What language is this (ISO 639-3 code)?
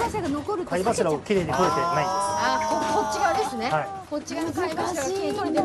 jpn